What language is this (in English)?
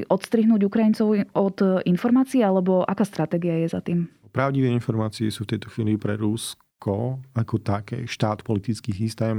Slovak